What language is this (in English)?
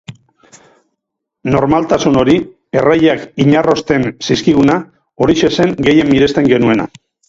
Basque